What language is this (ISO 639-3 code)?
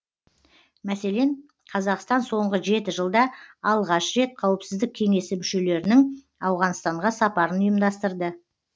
kaz